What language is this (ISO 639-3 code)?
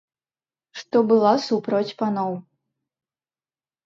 bel